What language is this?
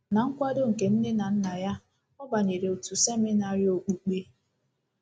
Igbo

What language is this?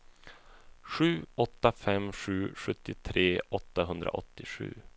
Swedish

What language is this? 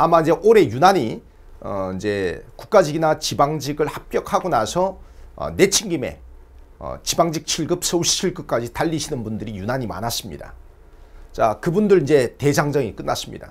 Korean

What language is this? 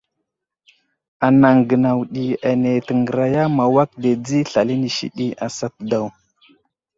Wuzlam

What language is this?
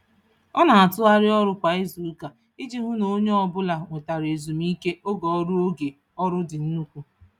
Igbo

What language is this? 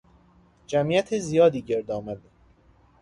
Persian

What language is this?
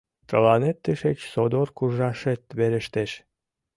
Mari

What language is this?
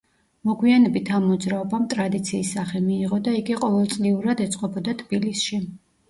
Georgian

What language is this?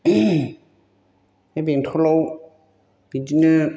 Bodo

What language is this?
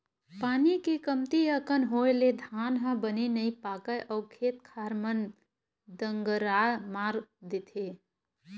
Chhattisgarhi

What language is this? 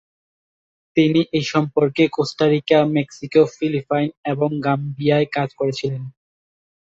Bangla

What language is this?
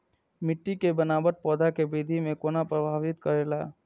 Maithili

